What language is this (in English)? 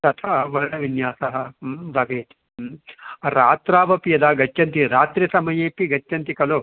Sanskrit